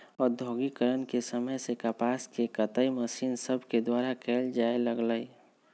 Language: Magahi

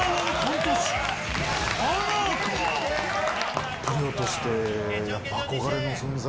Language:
Japanese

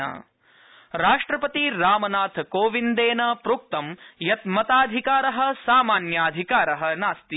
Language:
Sanskrit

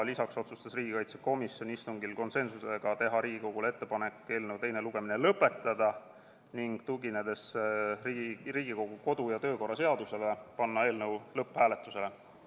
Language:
Estonian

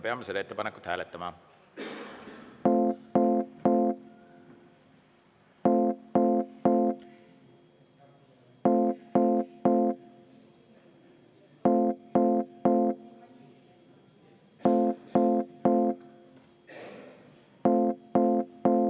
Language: Estonian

